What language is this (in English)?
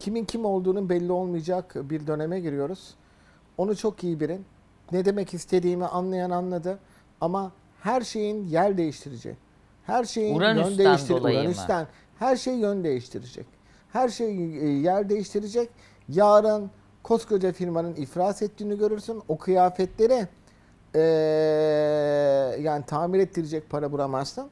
Turkish